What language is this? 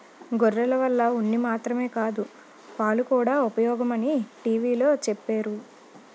Telugu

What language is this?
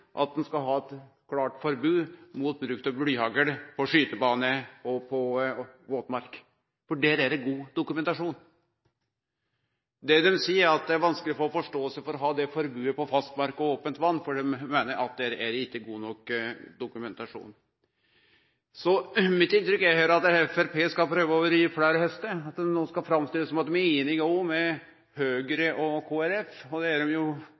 Norwegian Nynorsk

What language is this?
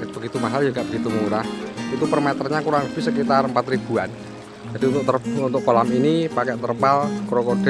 Indonesian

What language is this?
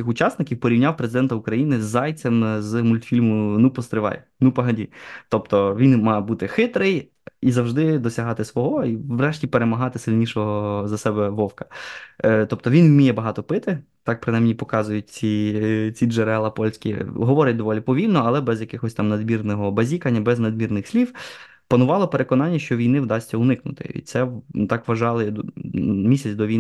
Ukrainian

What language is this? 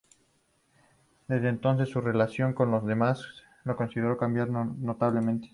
Spanish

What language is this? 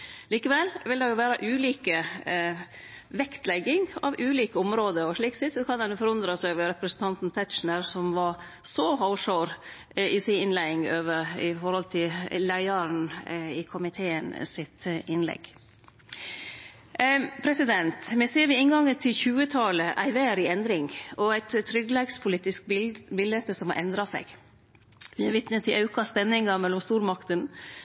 Norwegian Nynorsk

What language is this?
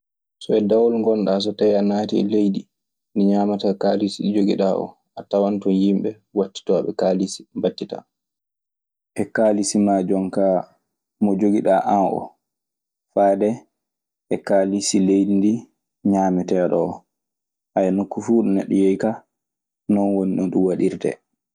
Maasina Fulfulde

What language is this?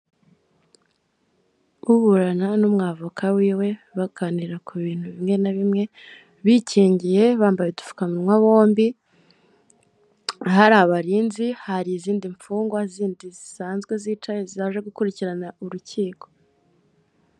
Kinyarwanda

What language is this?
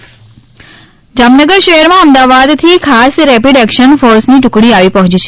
Gujarati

